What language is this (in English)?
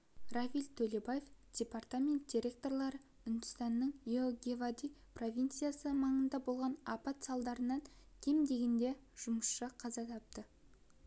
Kazakh